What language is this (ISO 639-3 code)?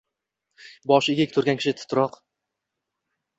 uzb